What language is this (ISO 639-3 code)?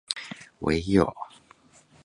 jpn